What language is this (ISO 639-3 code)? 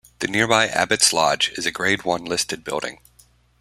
eng